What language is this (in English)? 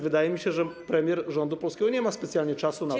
Polish